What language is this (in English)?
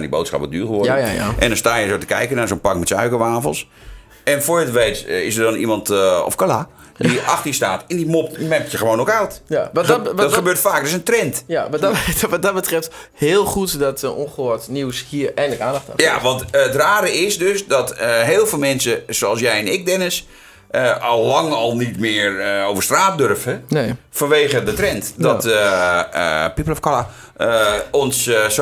Dutch